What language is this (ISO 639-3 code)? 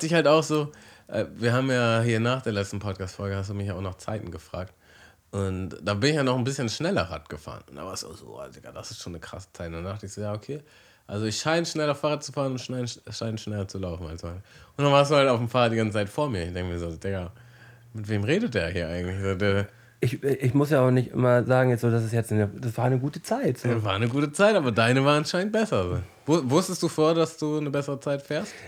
deu